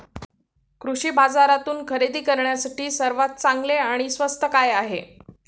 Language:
Marathi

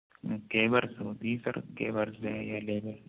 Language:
Urdu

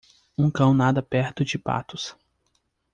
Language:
Portuguese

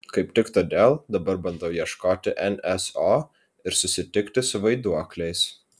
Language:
Lithuanian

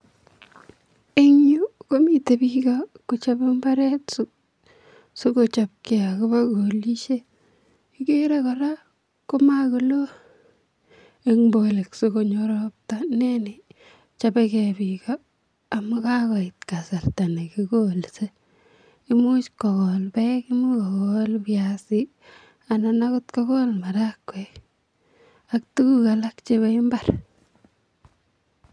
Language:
Kalenjin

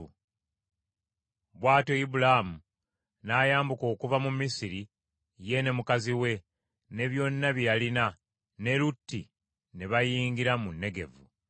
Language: Ganda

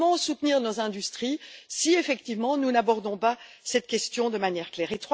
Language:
French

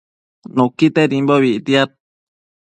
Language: Matsés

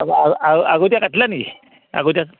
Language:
Assamese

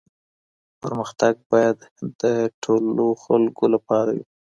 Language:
Pashto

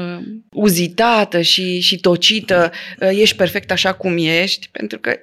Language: Romanian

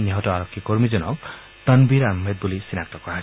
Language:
Assamese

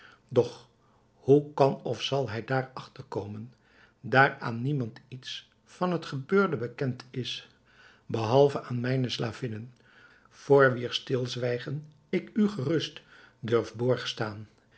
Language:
Dutch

